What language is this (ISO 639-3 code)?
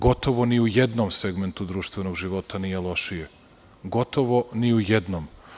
srp